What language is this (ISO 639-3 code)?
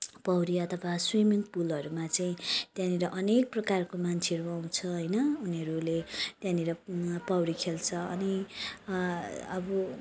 nep